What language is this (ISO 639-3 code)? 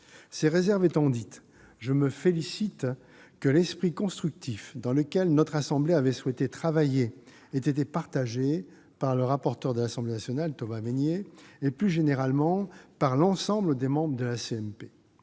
fra